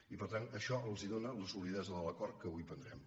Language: Catalan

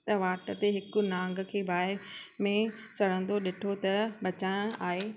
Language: Sindhi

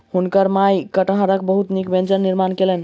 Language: Maithili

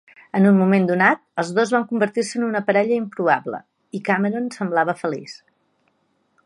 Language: Catalan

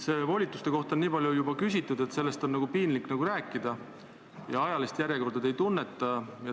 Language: Estonian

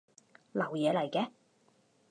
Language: Cantonese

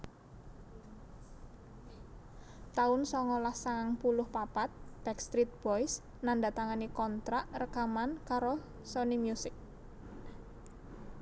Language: Javanese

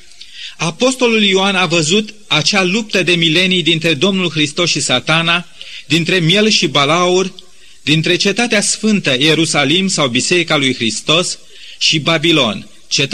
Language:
Romanian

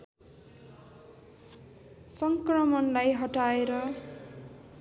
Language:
Nepali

